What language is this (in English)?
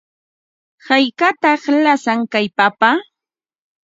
Ambo-Pasco Quechua